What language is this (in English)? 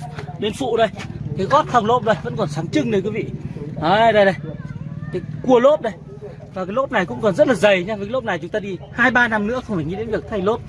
Vietnamese